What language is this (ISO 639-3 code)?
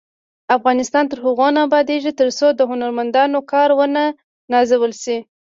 pus